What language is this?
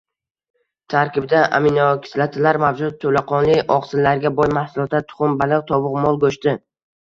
Uzbek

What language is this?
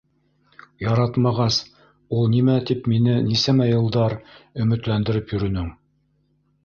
Bashkir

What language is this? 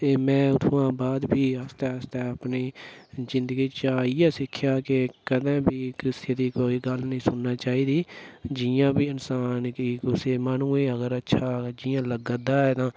Dogri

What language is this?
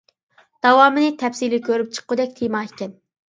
Uyghur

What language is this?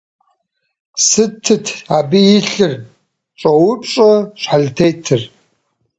Kabardian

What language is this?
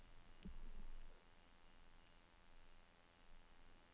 Norwegian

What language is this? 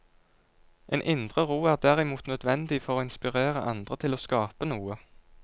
Norwegian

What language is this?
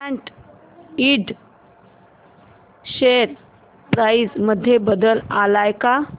Marathi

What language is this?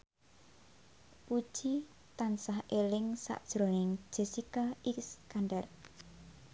Javanese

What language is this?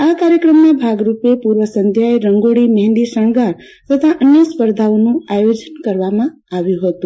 Gujarati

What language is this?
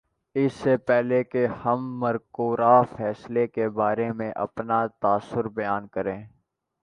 Urdu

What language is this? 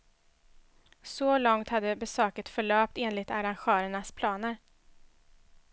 Swedish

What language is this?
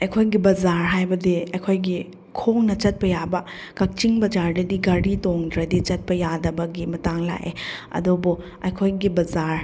Manipuri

